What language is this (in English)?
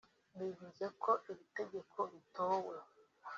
Kinyarwanda